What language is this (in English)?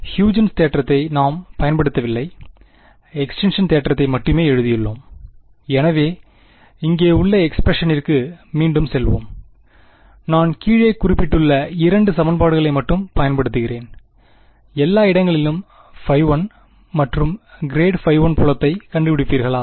Tamil